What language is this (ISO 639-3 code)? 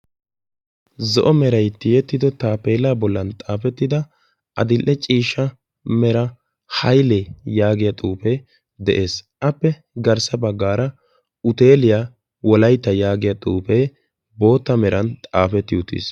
wal